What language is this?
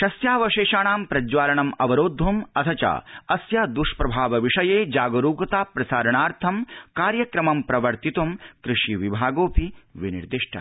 Sanskrit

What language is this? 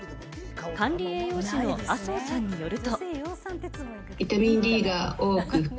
Japanese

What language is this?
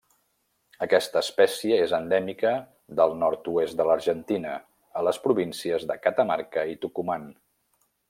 Catalan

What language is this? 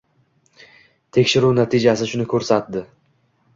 Uzbek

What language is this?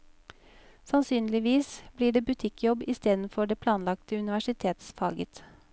Norwegian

